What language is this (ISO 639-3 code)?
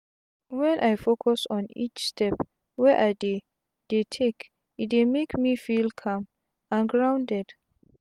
pcm